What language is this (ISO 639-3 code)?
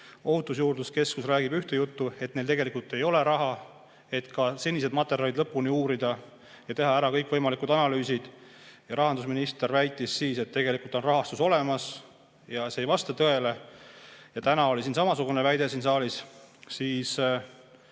est